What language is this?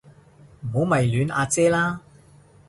Cantonese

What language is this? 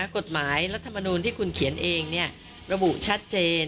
Thai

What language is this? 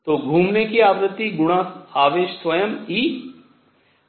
Hindi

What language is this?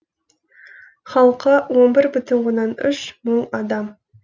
Kazakh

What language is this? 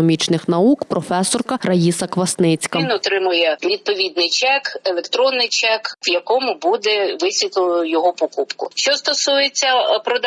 Ukrainian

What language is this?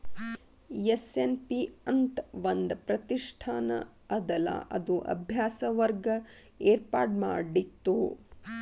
Kannada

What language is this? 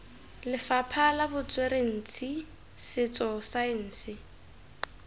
Tswana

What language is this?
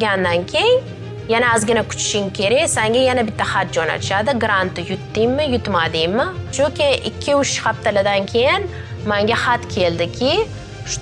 Turkish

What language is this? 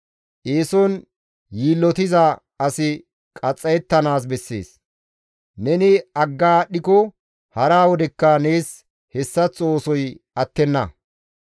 Gamo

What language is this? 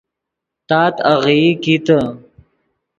Yidgha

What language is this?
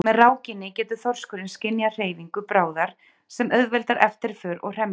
Icelandic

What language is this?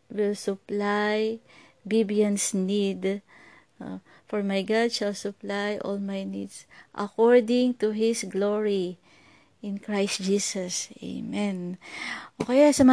Filipino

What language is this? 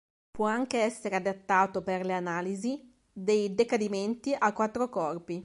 Italian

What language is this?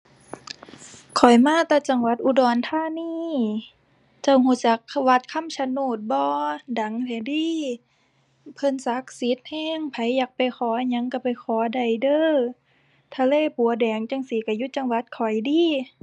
Thai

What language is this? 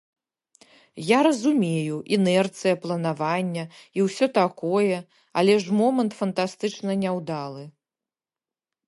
Belarusian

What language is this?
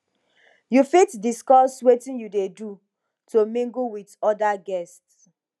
Nigerian Pidgin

